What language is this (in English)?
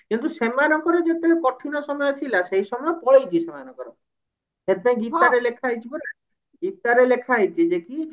Odia